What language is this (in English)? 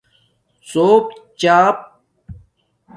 Domaaki